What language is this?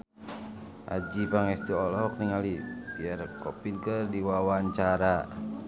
Sundanese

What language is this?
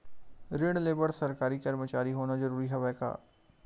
Chhattisgarhi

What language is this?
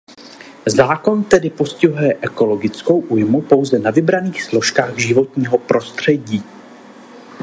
Czech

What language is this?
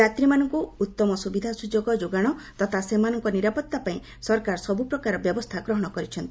Odia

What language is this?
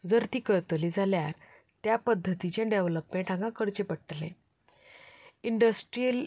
Konkani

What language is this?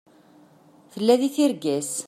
Kabyle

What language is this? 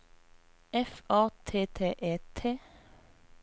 Norwegian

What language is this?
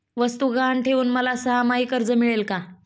Marathi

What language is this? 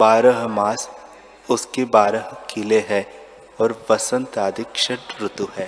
Hindi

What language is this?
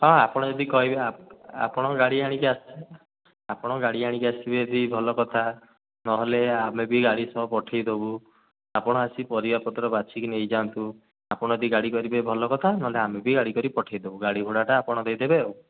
Odia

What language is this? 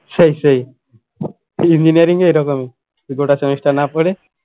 Bangla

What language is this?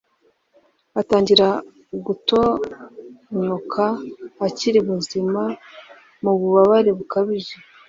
Kinyarwanda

